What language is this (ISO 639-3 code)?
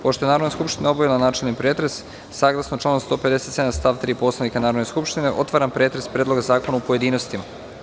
srp